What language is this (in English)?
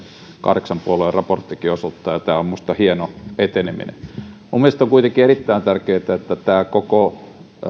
Finnish